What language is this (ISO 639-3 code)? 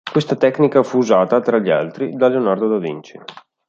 ita